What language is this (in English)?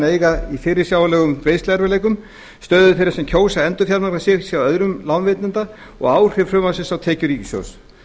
Icelandic